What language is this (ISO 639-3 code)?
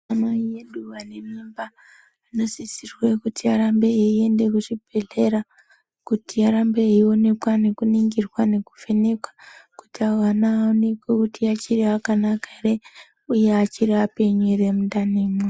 ndc